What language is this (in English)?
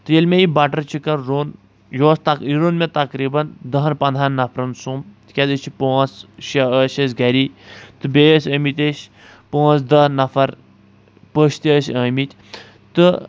Kashmiri